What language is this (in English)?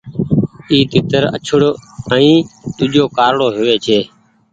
Goaria